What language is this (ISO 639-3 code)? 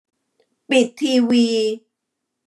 tha